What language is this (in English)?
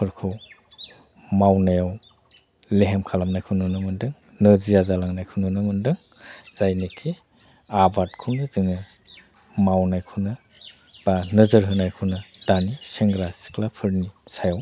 Bodo